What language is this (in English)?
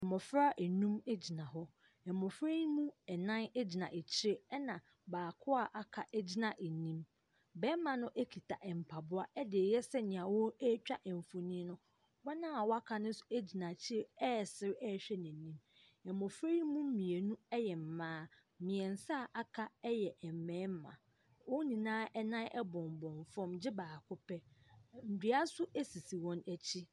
Akan